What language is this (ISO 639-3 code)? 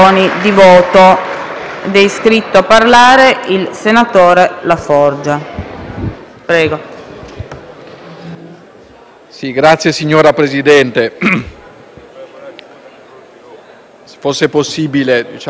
ita